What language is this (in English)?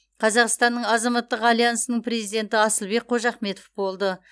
Kazakh